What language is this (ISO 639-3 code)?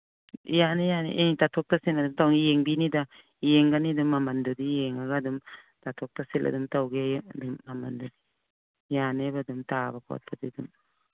mni